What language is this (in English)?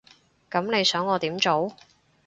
Cantonese